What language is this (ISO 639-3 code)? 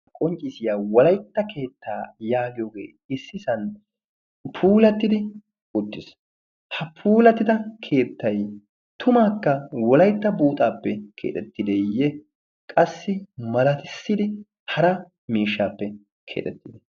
wal